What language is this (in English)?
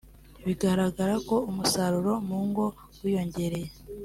Kinyarwanda